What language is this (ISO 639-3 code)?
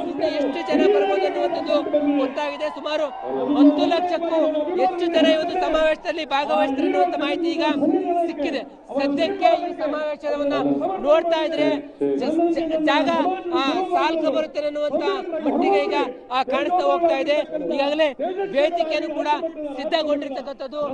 hin